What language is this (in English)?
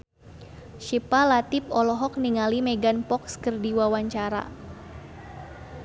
Sundanese